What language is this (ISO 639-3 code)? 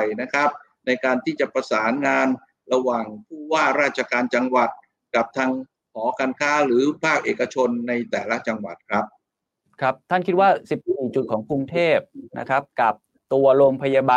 tha